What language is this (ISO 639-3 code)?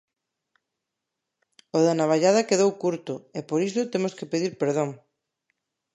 glg